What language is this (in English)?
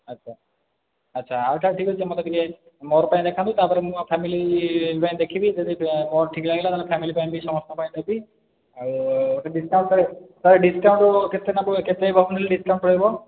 Odia